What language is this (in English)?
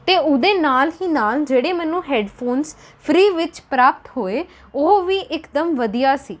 Punjabi